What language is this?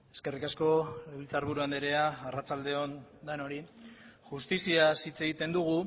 Basque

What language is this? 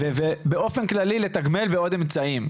Hebrew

